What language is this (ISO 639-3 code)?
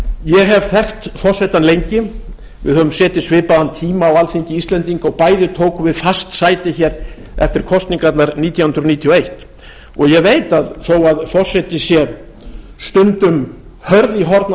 isl